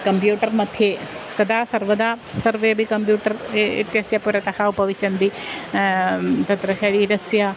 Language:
Sanskrit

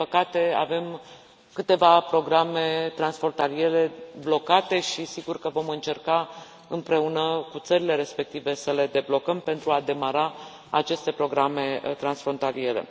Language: Romanian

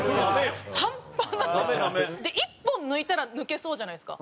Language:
Japanese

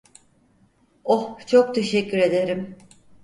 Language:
Turkish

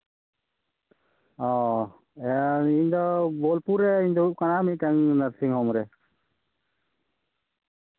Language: Santali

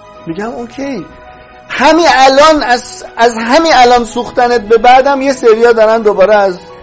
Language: Persian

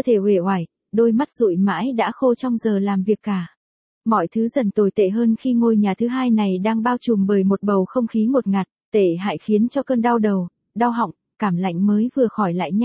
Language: Vietnamese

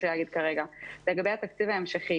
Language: Hebrew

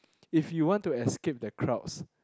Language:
English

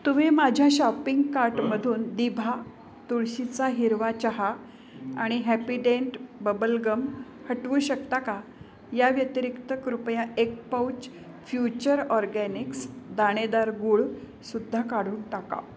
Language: Marathi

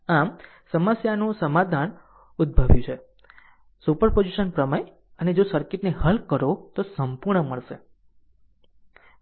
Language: Gujarati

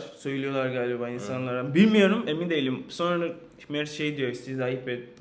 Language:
Turkish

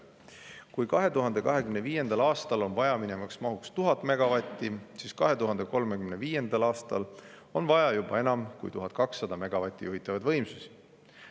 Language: Estonian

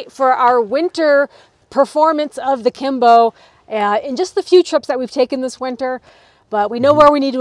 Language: English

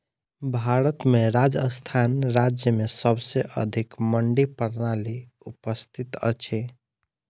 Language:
Maithili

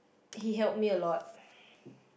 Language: English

